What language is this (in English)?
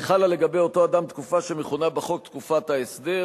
Hebrew